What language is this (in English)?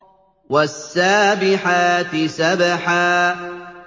Arabic